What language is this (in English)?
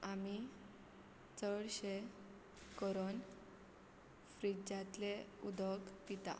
Konkani